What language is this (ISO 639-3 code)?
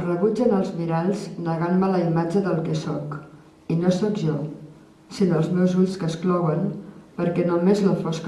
cat